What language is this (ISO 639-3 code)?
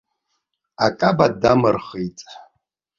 abk